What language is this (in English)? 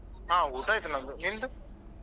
Kannada